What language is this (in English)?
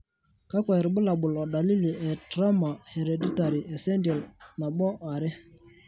Masai